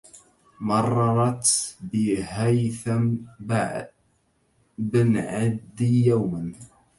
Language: Arabic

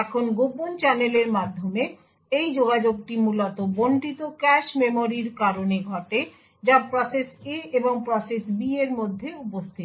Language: Bangla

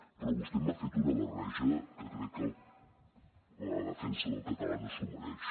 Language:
Catalan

